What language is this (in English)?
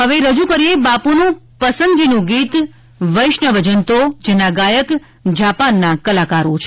Gujarati